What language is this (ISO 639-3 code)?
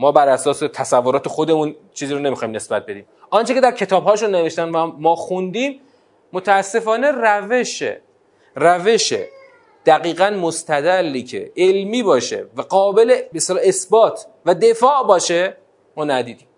fas